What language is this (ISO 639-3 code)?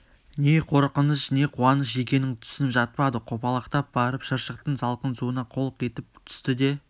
kaz